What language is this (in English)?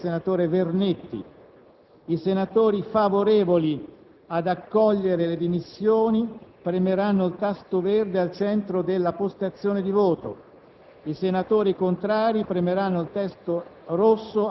Italian